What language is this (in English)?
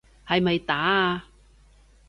Cantonese